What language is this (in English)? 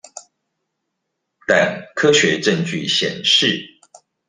Chinese